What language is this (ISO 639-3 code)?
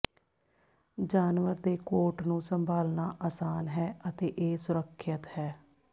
pan